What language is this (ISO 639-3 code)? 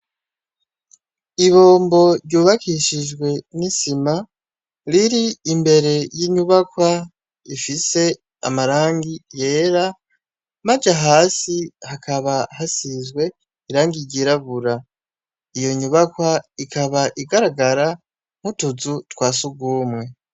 run